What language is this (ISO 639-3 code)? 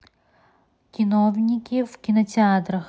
rus